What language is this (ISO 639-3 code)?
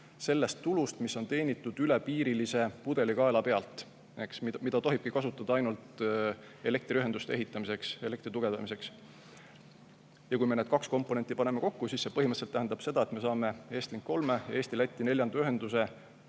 est